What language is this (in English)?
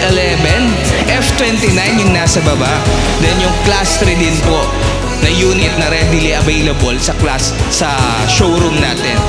Filipino